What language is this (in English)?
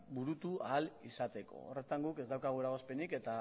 Basque